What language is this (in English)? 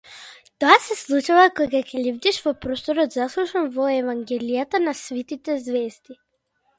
Macedonian